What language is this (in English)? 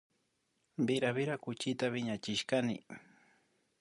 Imbabura Highland Quichua